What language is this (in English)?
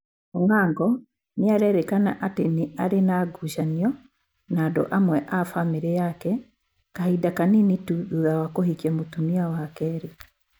Kikuyu